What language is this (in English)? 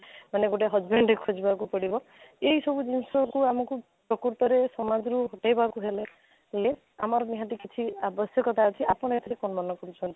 Odia